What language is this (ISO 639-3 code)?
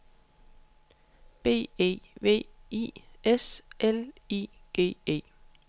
dan